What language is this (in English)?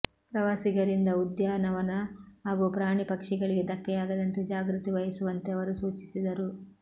Kannada